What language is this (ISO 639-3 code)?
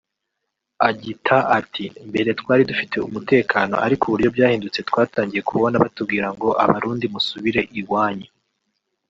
kin